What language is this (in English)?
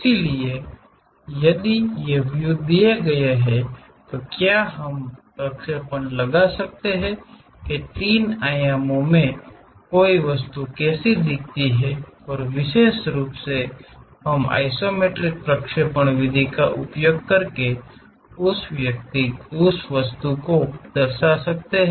Hindi